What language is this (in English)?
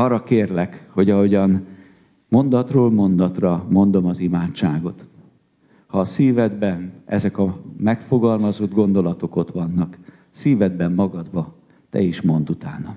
Hungarian